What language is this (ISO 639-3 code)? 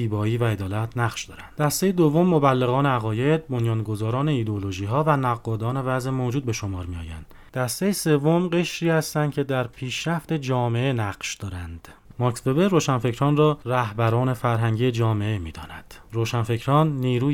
fas